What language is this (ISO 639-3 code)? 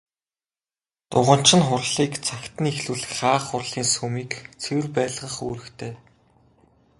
mon